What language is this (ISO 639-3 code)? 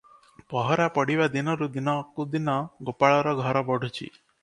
ori